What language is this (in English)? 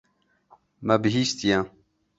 Kurdish